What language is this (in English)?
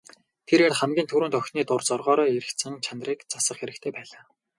Mongolian